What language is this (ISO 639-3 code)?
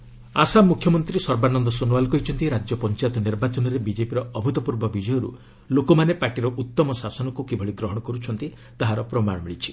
ori